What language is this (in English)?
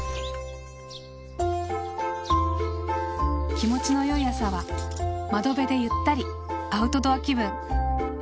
Japanese